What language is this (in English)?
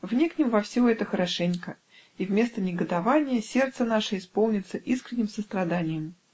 Russian